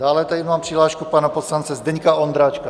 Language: Czech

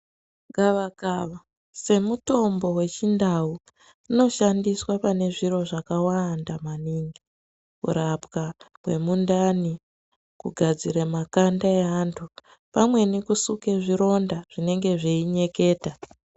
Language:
Ndau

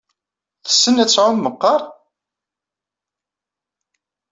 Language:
Kabyle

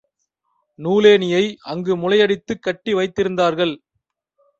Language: Tamil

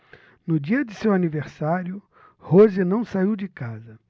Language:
Portuguese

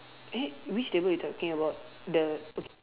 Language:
English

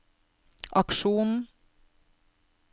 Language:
Norwegian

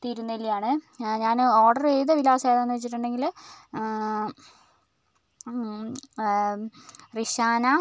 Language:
Malayalam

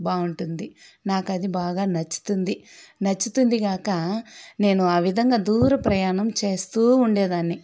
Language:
Telugu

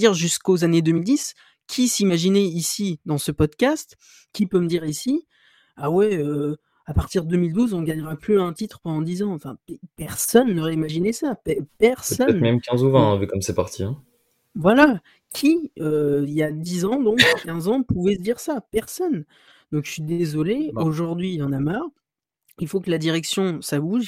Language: French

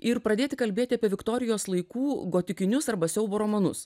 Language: Lithuanian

